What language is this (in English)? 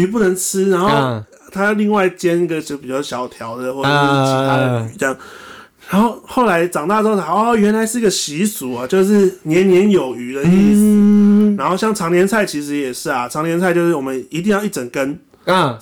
Chinese